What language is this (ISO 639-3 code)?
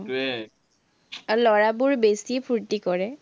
asm